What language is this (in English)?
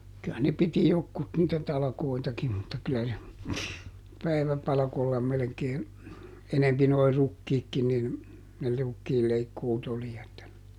Finnish